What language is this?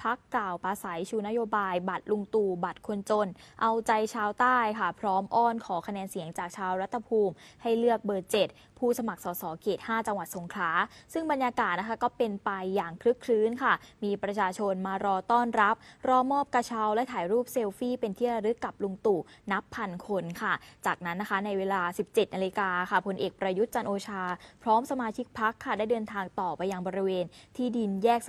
Thai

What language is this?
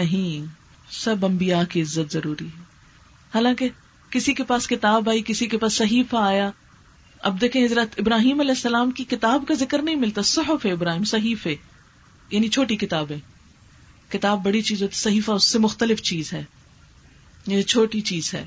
Urdu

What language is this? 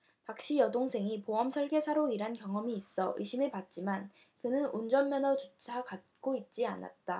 Korean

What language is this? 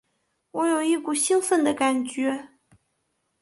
Chinese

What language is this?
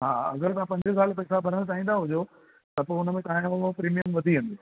Sindhi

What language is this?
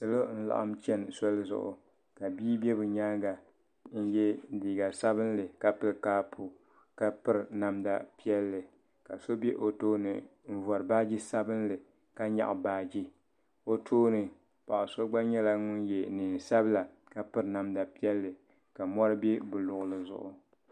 Dagbani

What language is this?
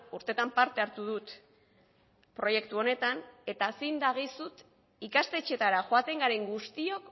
Basque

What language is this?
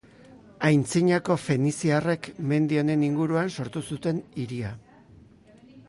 Basque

